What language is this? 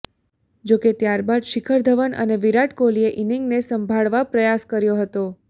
Gujarati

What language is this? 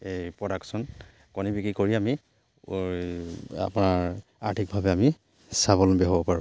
Assamese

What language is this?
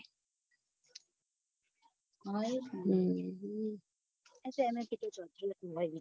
Gujarati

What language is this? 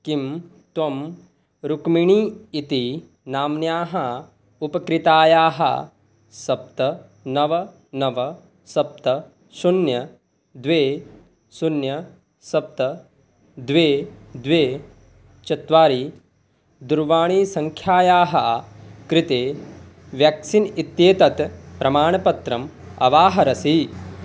Sanskrit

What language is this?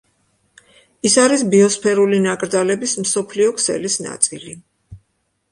Georgian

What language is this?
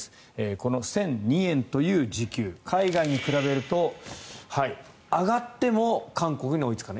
Japanese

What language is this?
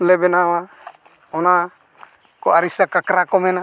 Santali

